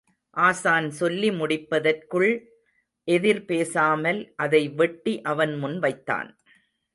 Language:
Tamil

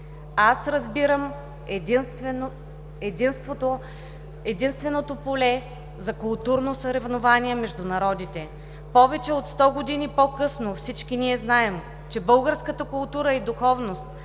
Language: Bulgarian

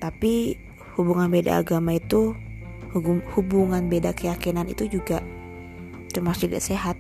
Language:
Indonesian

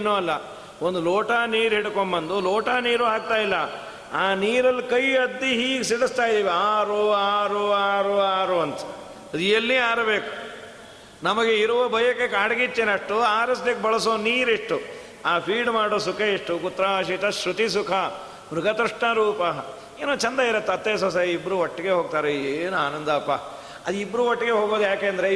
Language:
Kannada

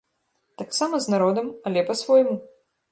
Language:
Belarusian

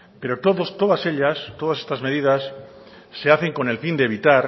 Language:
Spanish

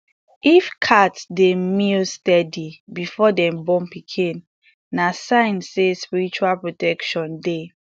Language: Nigerian Pidgin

